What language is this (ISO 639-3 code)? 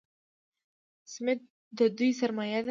pus